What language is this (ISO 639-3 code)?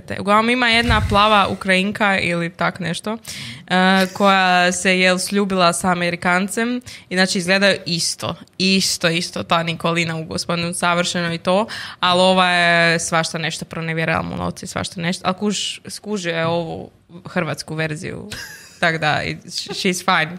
hrv